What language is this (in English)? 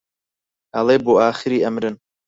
Central Kurdish